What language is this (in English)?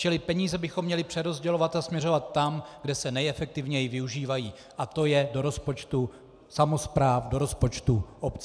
Czech